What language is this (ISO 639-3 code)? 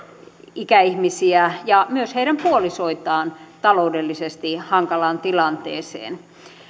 fin